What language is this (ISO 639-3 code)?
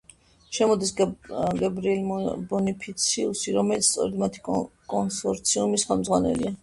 kat